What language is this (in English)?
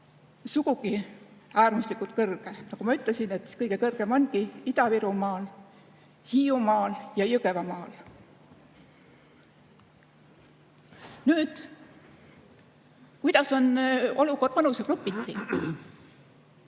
Estonian